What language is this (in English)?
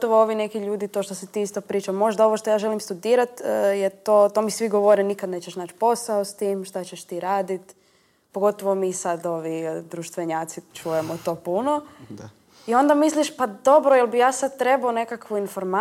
Croatian